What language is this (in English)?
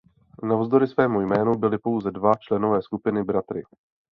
Czech